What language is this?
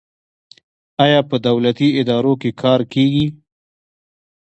Pashto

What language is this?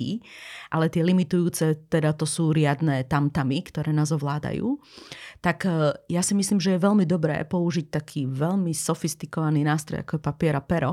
Slovak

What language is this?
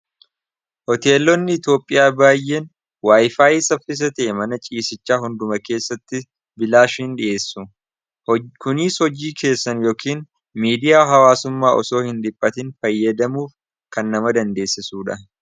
Oromo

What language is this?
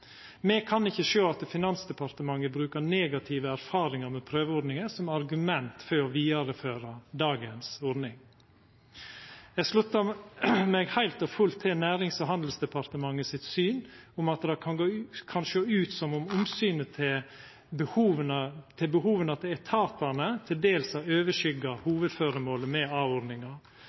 Norwegian Nynorsk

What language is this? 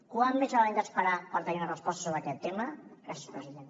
Catalan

